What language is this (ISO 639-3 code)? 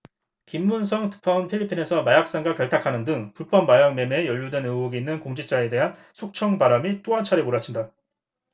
kor